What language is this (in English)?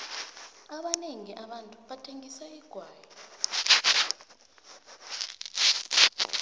South Ndebele